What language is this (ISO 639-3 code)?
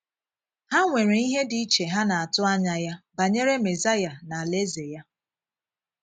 ibo